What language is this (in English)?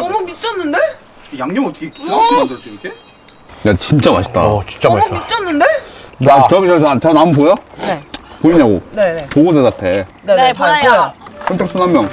Korean